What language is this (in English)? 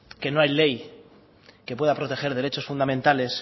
Spanish